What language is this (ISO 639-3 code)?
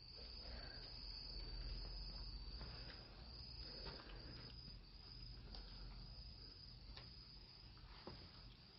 kor